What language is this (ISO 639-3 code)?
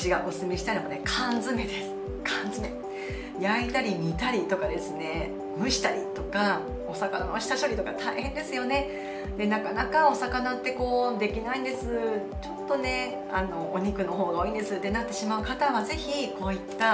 jpn